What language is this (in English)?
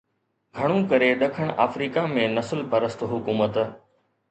Sindhi